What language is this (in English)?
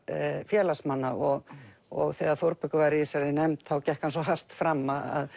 Icelandic